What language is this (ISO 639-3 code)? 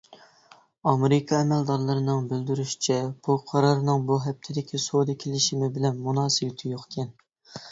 uig